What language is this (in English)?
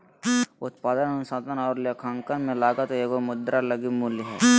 Magahi